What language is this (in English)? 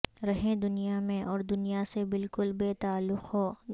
Urdu